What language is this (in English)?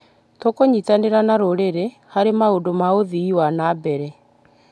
Kikuyu